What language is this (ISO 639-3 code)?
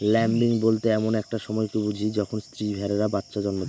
ben